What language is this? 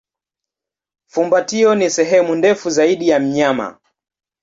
Swahili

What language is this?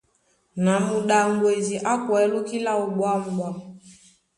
Duala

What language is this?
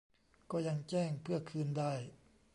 Thai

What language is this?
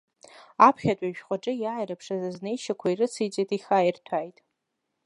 Abkhazian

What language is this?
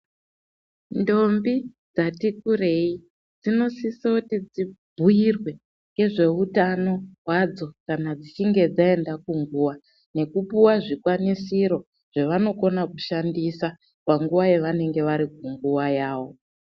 Ndau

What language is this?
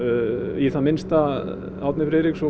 Icelandic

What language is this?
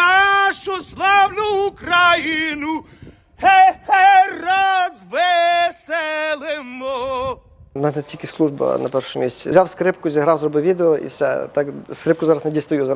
Ukrainian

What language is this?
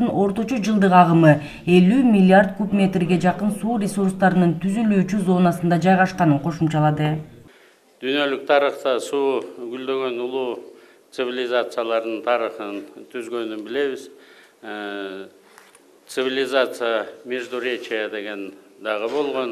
Turkish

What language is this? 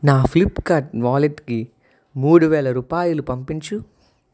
Telugu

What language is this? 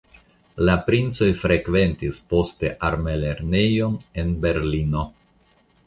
Esperanto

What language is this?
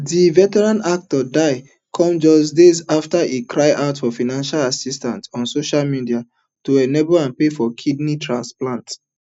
Nigerian Pidgin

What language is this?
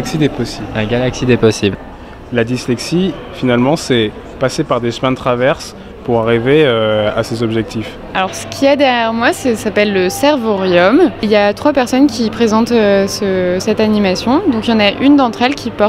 French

